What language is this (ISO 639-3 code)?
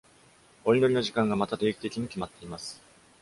jpn